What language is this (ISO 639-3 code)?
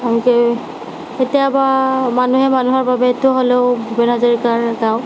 asm